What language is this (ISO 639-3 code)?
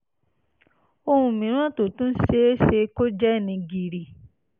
yor